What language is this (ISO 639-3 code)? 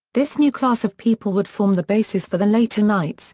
eng